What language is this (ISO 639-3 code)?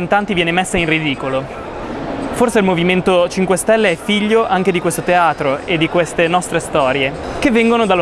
ita